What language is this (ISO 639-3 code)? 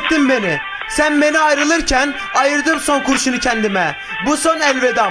tur